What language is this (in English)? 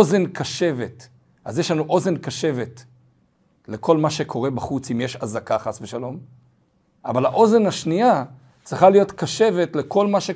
Hebrew